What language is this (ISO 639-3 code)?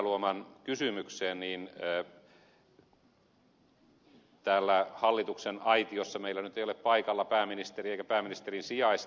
fin